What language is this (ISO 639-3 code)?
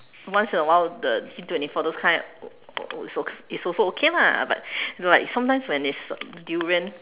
eng